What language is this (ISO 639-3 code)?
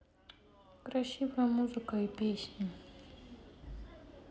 rus